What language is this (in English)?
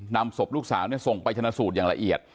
Thai